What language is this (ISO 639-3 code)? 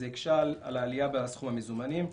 heb